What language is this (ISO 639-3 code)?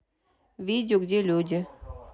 rus